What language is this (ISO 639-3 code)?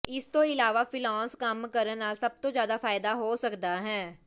pan